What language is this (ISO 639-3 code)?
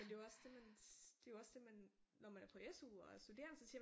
dan